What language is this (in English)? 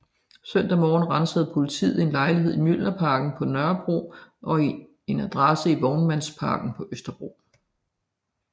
Danish